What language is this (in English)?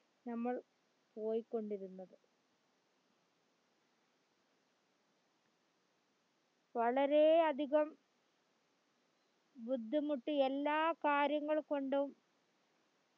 Malayalam